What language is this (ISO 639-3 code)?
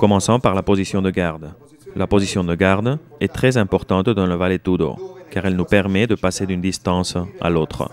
fra